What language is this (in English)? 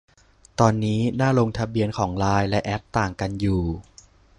Thai